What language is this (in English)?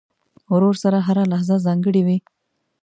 Pashto